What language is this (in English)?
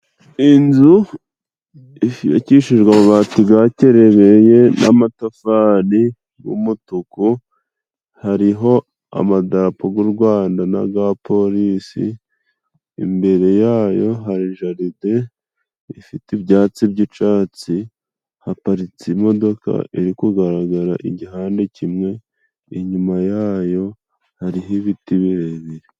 Kinyarwanda